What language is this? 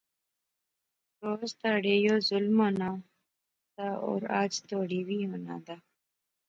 Pahari-Potwari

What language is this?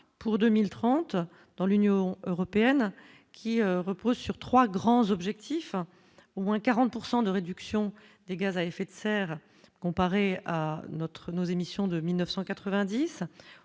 French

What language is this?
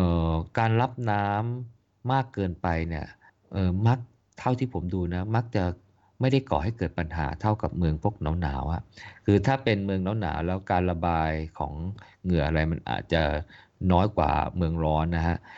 Thai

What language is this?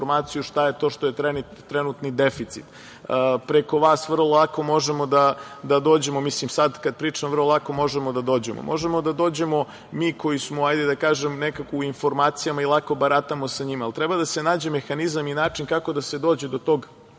Serbian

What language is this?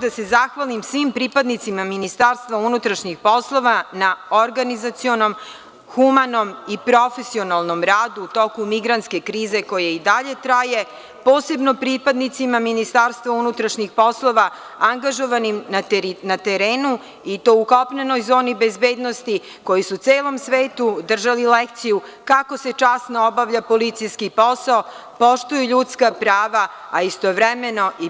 Serbian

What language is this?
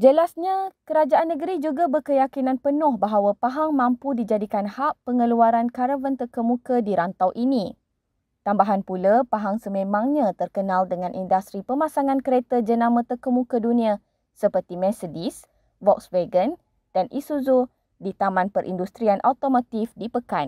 Malay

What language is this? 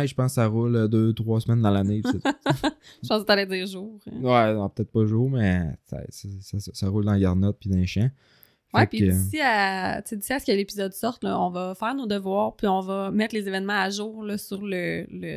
French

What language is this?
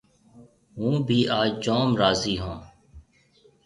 Marwari (Pakistan)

